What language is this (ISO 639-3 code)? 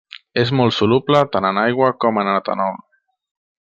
cat